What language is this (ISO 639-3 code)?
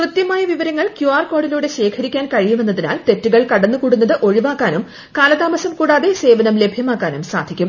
mal